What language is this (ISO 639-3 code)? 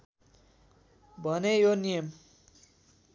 nep